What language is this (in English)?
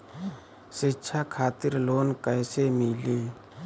Bhojpuri